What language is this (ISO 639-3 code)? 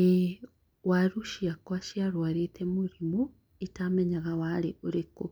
kik